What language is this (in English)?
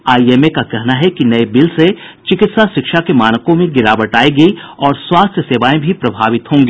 Hindi